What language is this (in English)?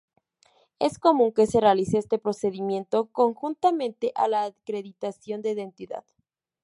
Spanish